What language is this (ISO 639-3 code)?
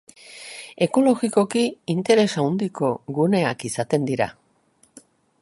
eus